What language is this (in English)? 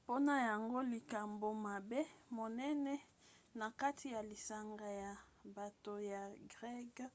Lingala